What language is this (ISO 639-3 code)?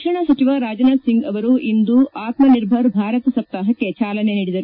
kan